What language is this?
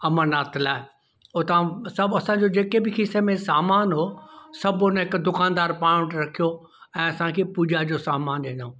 Sindhi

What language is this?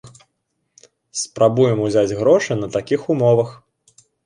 Belarusian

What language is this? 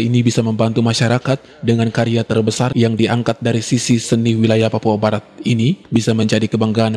Indonesian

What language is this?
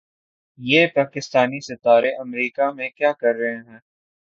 Urdu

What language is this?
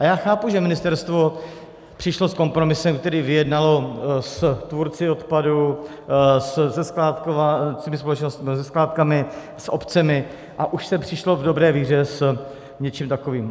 Czech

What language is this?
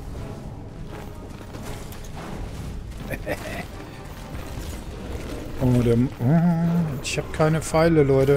German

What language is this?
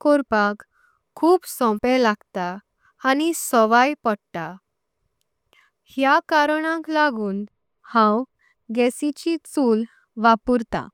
Konkani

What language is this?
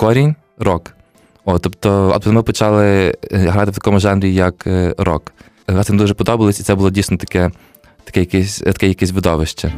Ukrainian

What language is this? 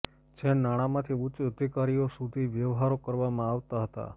Gujarati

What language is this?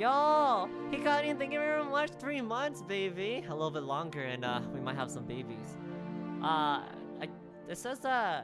English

